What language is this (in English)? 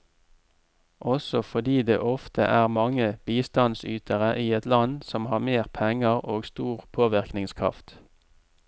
Norwegian